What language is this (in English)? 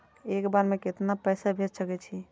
Maithili